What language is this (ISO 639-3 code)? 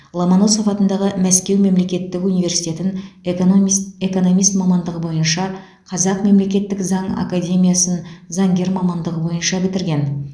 kaz